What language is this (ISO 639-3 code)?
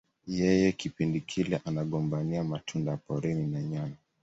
swa